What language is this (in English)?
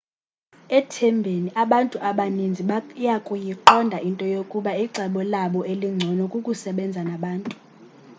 Xhosa